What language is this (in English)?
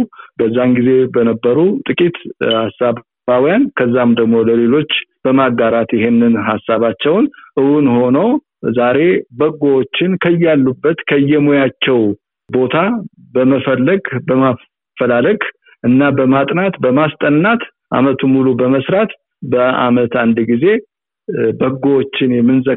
Amharic